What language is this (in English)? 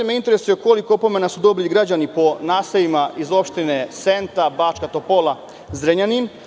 Serbian